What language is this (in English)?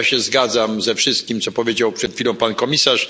Polish